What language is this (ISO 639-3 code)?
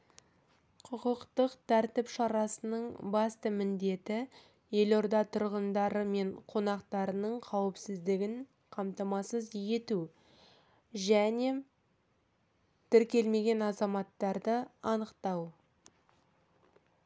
kaz